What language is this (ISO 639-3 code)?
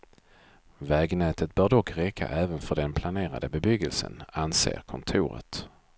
swe